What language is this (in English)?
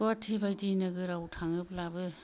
Bodo